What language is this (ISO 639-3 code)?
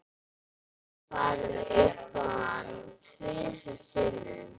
isl